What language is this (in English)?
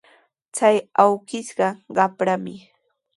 Sihuas Ancash Quechua